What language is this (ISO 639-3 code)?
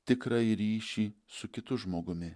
lit